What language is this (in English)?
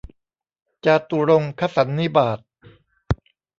Thai